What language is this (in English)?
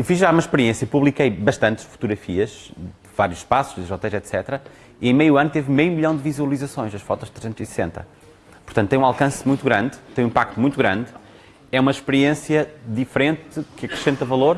Portuguese